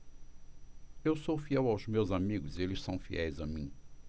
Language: Portuguese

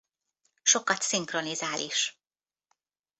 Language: Hungarian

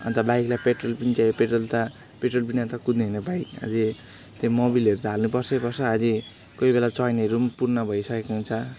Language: Nepali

